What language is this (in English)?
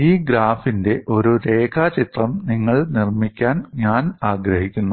Malayalam